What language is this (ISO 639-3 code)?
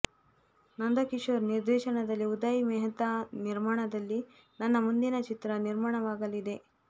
kan